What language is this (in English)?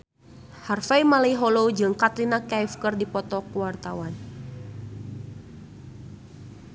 Sundanese